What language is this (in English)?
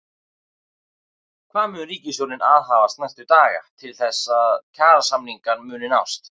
Icelandic